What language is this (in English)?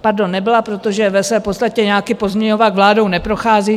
Czech